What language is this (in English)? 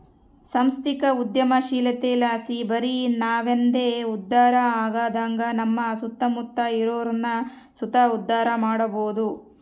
Kannada